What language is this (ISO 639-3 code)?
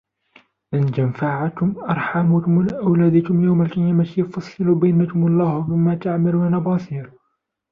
ara